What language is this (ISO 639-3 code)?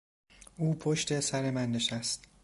fas